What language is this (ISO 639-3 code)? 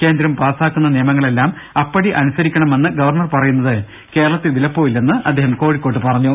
mal